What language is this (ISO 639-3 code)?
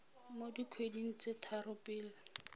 tsn